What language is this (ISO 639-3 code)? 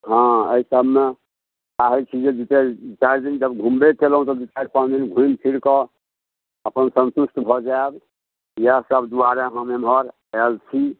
mai